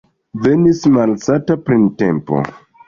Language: Esperanto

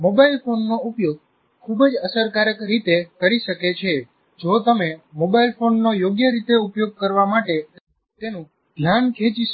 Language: Gujarati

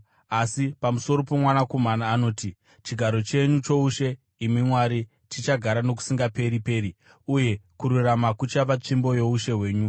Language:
Shona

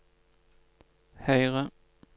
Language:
Norwegian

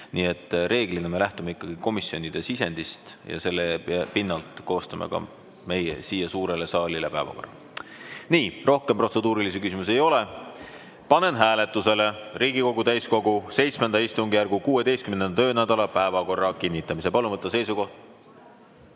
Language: Estonian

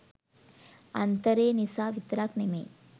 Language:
Sinhala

